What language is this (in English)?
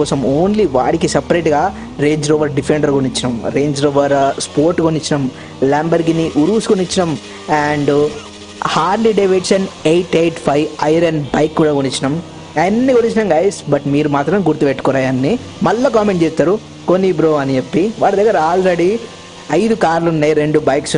Telugu